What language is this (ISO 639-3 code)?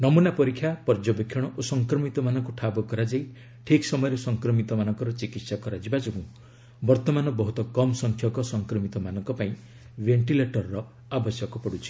ori